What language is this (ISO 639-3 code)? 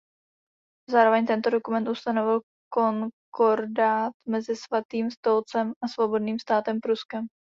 ces